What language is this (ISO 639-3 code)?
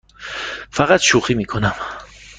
fas